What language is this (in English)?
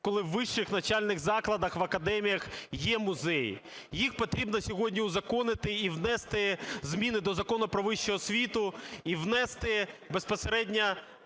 Ukrainian